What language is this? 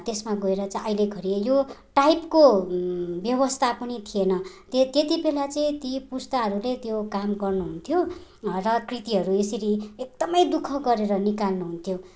Nepali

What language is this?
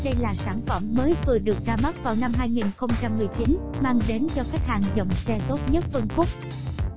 Vietnamese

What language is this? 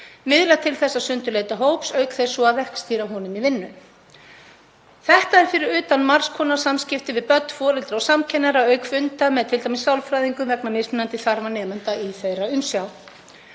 Icelandic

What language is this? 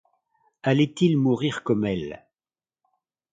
French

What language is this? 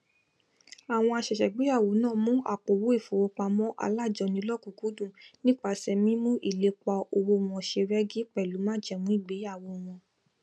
Yoruba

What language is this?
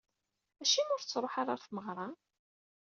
Kabyle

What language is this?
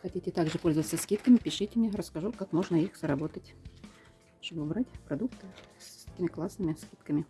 Russian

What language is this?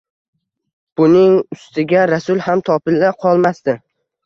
Uzbek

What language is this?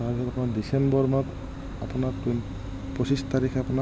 Assamese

